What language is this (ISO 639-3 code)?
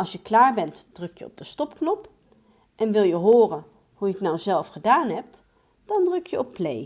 nld